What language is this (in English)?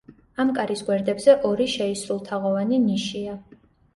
Georgian